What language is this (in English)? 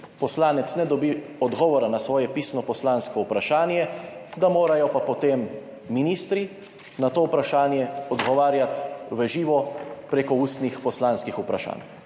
Slovenian